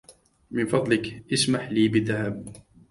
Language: Arabic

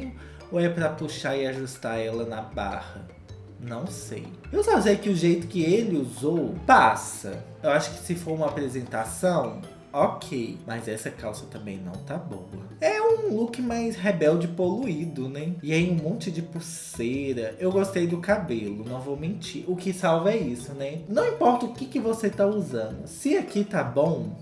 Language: Portuguese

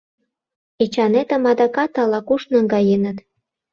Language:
Mari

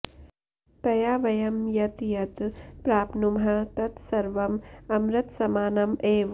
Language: Sanskrit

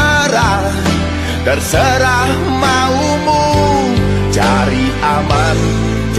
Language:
Indonesian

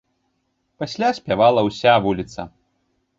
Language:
Belarusian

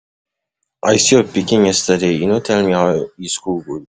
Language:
Nigerian Pidgin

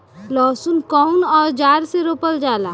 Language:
Bhojpuri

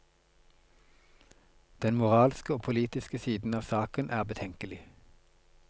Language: Norwegian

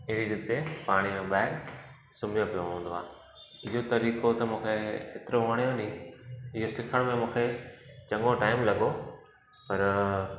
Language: Sindhi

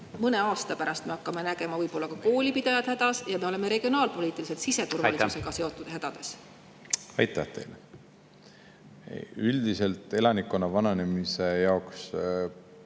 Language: Estonian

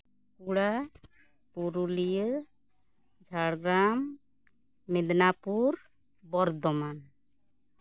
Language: Santali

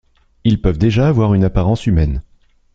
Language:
French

